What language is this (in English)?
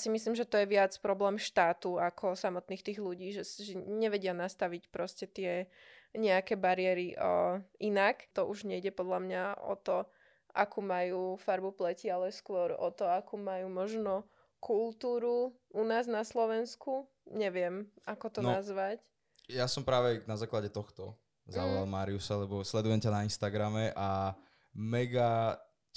Slovak